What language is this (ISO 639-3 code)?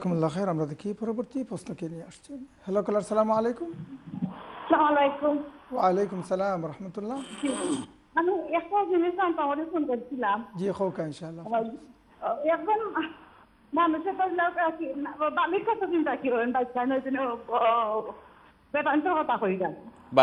ara